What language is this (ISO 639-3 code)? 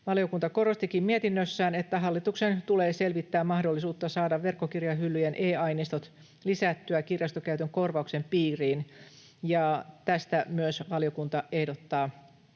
fin